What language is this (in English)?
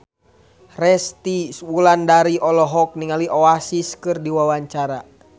Sundanese